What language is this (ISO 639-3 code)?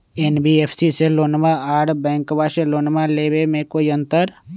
mag